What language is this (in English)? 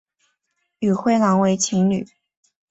Chinese